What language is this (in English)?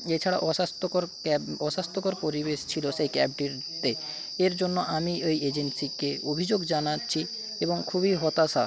Bangla